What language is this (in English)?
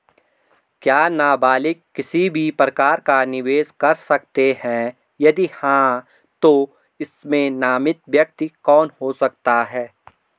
Hindi